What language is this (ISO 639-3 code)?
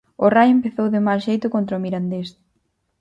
glg